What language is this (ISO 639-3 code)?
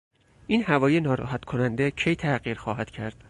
fas